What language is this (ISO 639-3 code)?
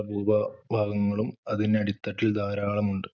mal